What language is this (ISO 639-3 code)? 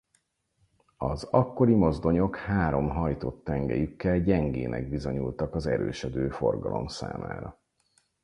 hun